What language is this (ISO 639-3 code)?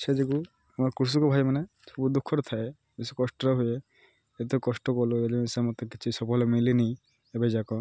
ori